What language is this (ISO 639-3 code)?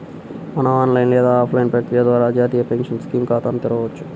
tel